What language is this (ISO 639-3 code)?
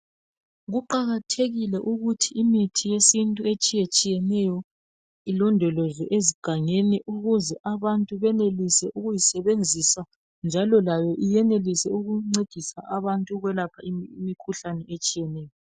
nde